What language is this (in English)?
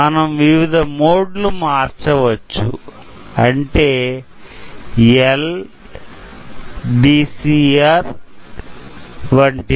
Telugu